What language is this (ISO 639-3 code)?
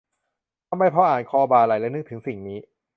tha